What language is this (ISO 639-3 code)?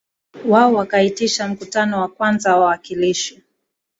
swa